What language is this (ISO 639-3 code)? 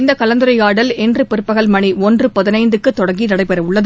tam